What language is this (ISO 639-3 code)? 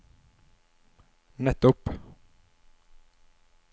nor